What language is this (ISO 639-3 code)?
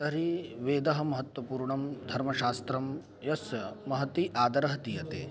san